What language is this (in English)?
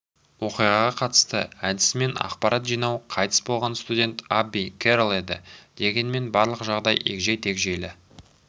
Kazakh